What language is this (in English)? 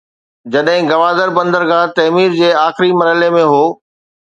Sindhi